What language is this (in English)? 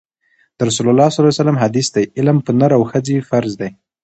Pashto